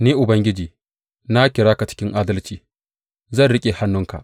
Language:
Hausa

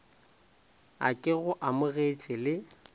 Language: Northern Sotho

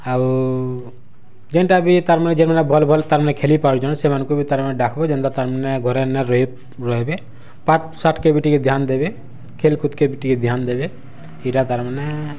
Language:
Odia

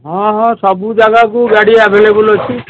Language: Odia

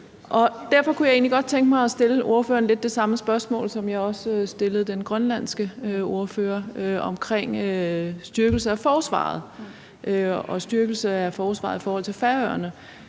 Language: Danish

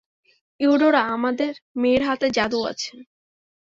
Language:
Bangla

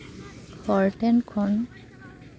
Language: Santali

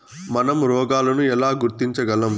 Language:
Telugu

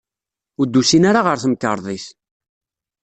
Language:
Kabyle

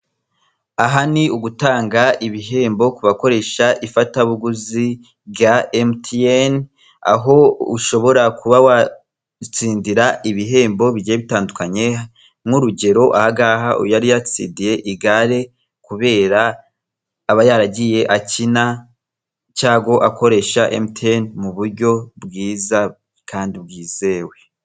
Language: Kinyarwanda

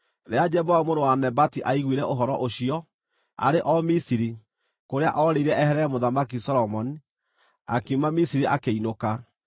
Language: Kikuyu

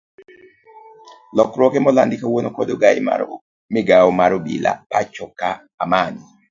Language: Luo (Kenya and Tanzania)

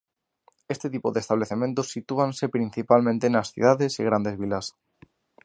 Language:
Galician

